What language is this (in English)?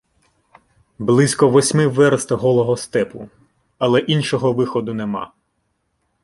Ukrainian